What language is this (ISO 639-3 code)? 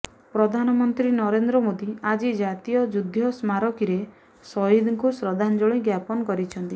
ori